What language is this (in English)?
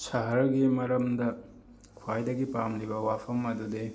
Manipuri